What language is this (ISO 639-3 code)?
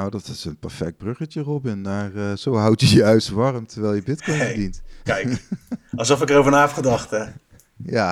nld